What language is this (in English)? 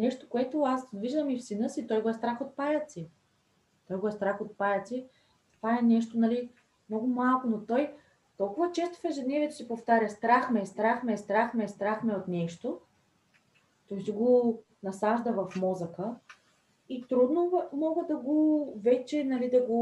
Bulgarian